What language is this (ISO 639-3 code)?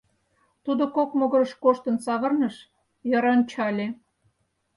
chm